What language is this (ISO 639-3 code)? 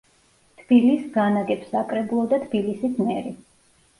kat